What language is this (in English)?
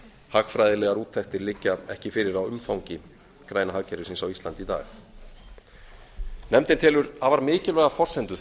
Icelandic